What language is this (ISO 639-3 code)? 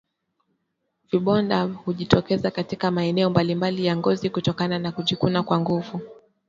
swa